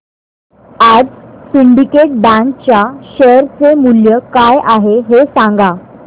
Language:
Marathi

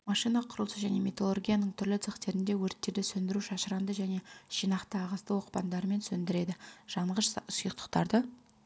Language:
Kazakh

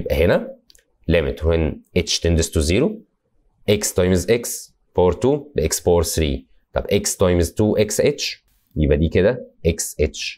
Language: Arabic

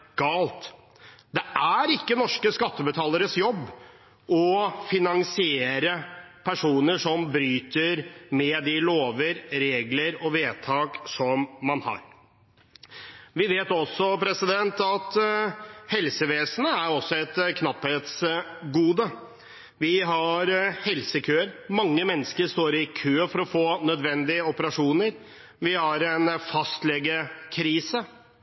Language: Norwegian Bokmål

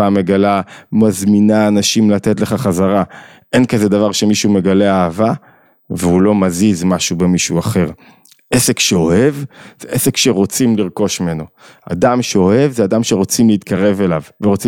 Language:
Hebrew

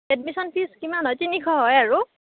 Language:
Assamese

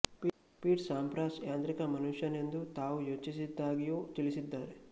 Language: Kannada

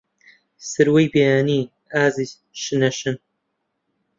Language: Central Kurdish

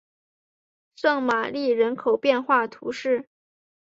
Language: Chinese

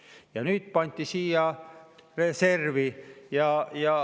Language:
Estonian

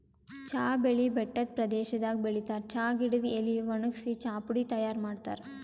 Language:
Kannada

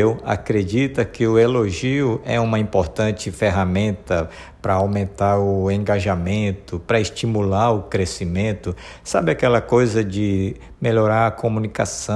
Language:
Portuguese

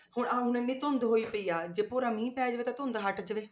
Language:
Punjabi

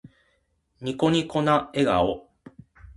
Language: Japanese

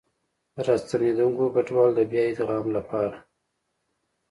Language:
Pashto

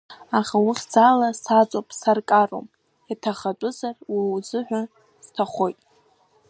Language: Abkhazian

